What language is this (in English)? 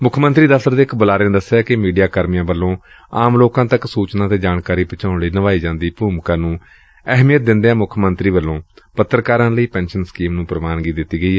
Punjabi